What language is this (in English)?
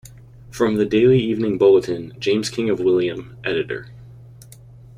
English